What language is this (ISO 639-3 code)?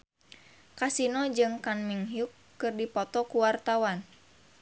sun